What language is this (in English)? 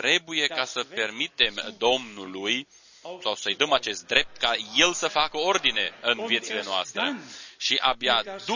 Romanian